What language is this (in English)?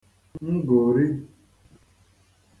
Igbo